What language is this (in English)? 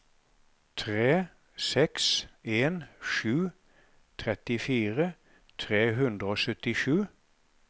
Norwegian